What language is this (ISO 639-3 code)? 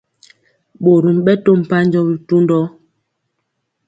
mcx